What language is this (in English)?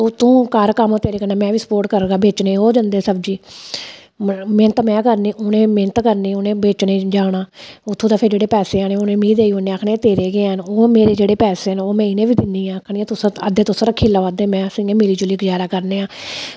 Dogri